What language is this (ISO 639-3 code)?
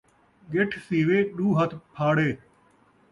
skr